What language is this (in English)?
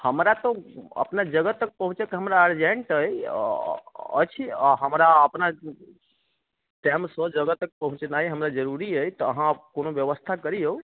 Maithili